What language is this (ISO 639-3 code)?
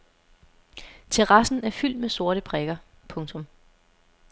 dan